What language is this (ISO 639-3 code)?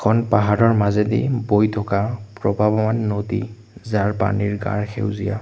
asm